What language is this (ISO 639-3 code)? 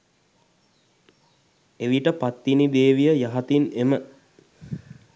sin